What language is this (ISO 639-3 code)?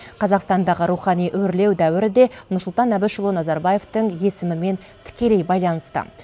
kaz